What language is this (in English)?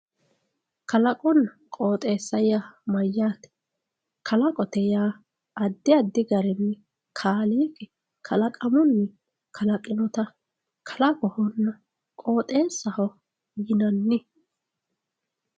Sidamo